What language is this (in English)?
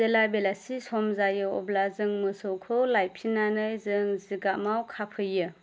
Bodo